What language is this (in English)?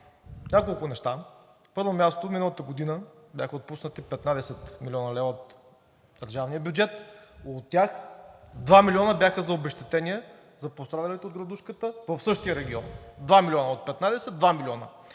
Bulgarian